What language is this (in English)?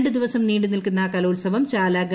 Malayalam